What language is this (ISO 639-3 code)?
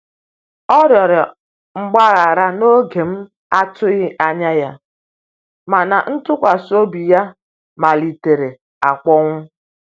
ibo